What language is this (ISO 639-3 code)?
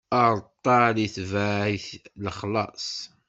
kab